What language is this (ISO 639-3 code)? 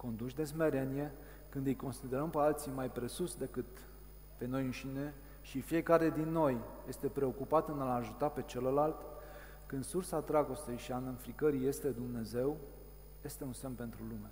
ron